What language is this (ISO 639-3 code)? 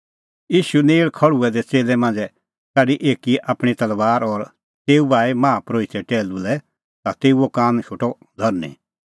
kfx